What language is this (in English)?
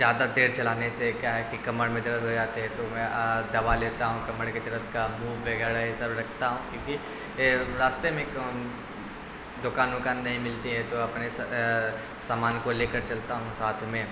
Urdu